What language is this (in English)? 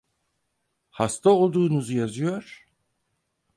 Turkish